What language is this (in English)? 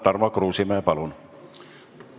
Estonian